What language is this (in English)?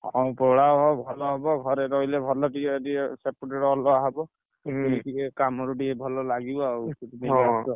Odia